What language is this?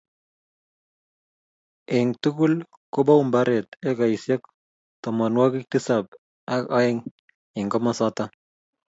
Kalenjin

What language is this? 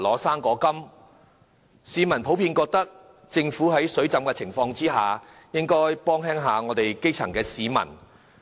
Cantonese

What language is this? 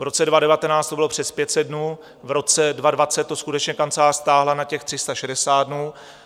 Czech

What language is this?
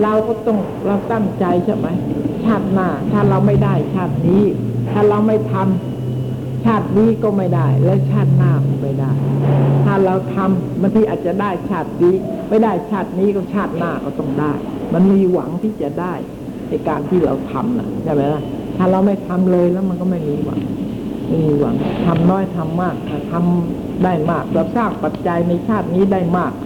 Thai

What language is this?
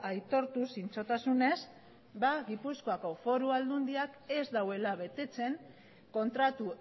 Basque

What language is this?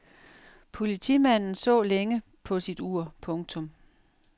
Danish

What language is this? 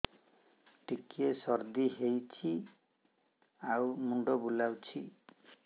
Odia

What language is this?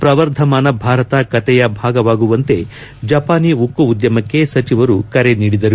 Kannada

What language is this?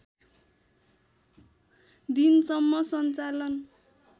Nepali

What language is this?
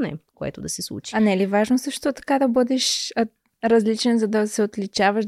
Bulgarian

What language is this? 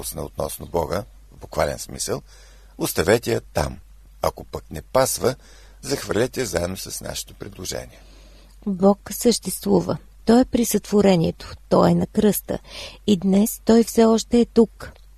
Bulgarian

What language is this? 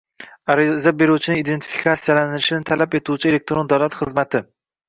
Uzbek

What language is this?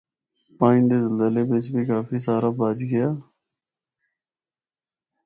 Northern Hindko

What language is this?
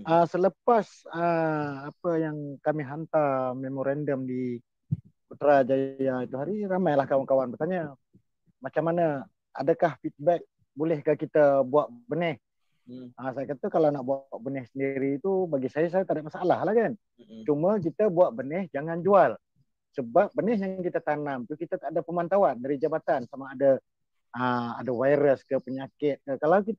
Malay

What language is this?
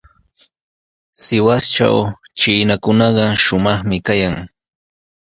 Sihuas Ancash Quechua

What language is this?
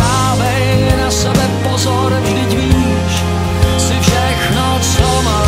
Czech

